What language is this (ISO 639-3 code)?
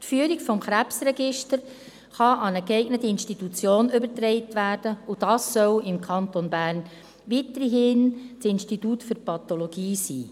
gsw